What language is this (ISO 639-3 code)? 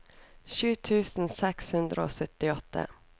nor